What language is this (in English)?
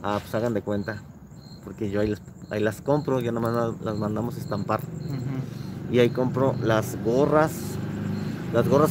Spanish